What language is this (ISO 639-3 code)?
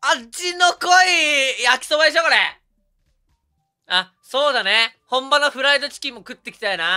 jpn